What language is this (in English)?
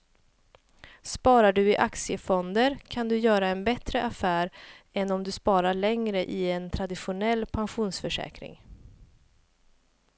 Swedish